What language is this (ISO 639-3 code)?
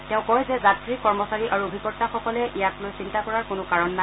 asm